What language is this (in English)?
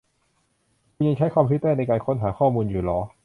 Thai